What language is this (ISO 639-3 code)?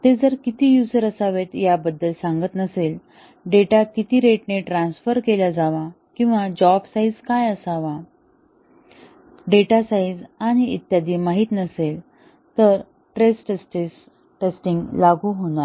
mar